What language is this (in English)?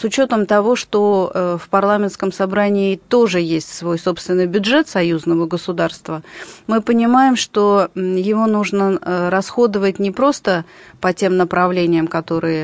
Russian